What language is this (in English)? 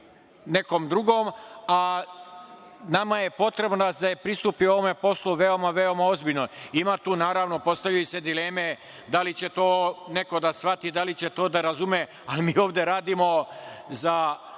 Serbian